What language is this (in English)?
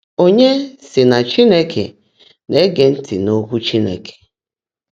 Igbo